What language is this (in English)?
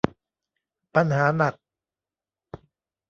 Thai